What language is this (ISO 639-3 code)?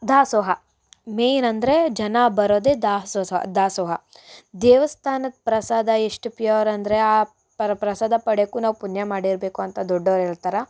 kan